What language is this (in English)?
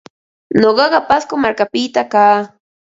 Ambo-Pasco Quechua